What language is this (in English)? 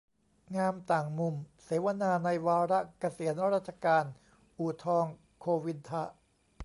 Thai